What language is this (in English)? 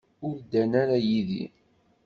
Kabyle